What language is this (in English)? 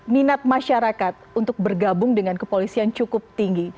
Indonesian